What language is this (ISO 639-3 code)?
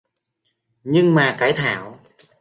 vie